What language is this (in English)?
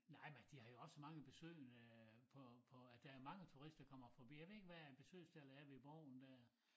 Danish